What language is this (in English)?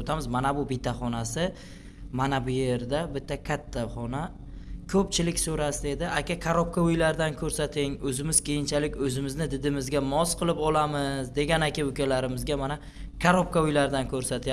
Uzbek